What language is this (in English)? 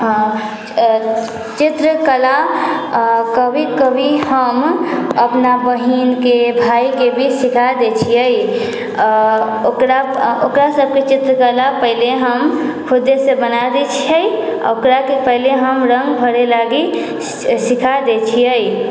Maithili